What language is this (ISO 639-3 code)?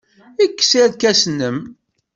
kab